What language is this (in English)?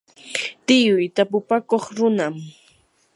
Yanahuanca Pasco Quechua